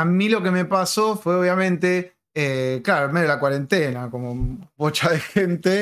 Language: Spanish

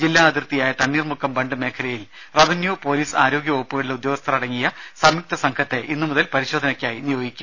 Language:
Malayalam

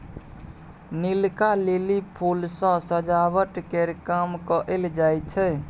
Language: Maithili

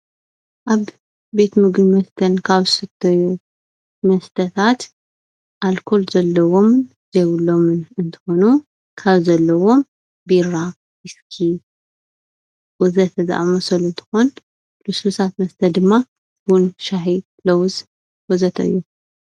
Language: Tigrinya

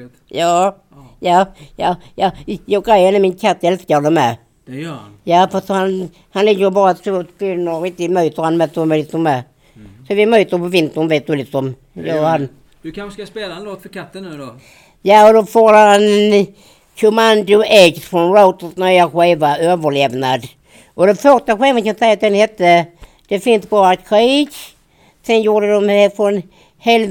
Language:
Swedish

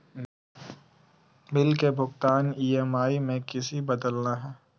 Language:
Magahi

